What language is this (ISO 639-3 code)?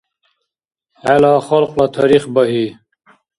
dar